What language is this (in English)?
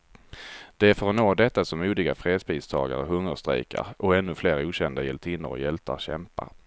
Swedish